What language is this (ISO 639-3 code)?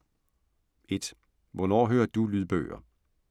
dan